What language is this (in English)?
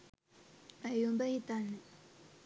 Sinhala